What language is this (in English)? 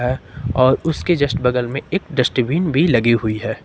Hindi